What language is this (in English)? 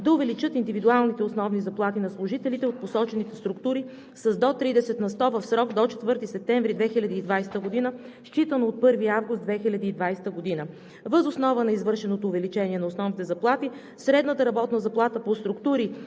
Bulgarian